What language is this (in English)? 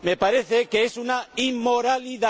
Spanish